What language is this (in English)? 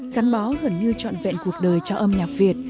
Vietnamese